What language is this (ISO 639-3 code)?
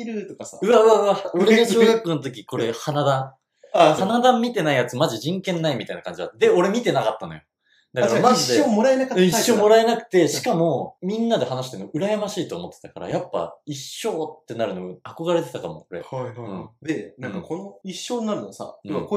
jpn